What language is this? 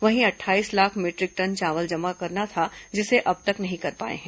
Hindi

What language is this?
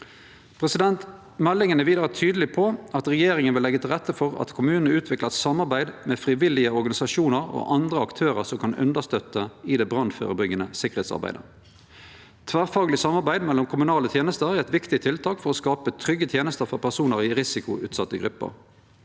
Norwegian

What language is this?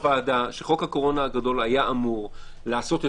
Hebrew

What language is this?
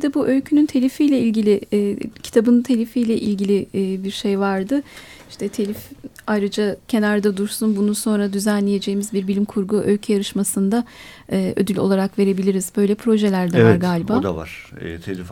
Turkish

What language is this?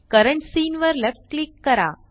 Marathi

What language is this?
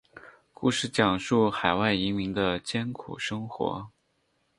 Chinese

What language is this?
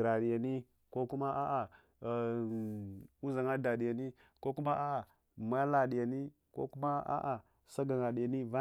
Hwana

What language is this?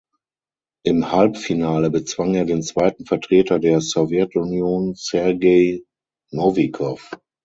German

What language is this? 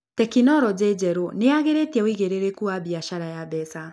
Kikuyu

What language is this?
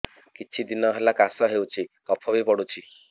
Odia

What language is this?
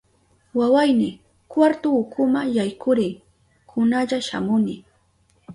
Southern Pastaza Quechua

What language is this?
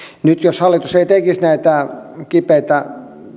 Finnish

